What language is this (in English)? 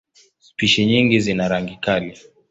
Swahili